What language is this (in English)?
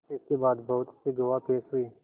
Hindi